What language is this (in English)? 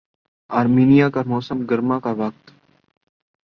Urdu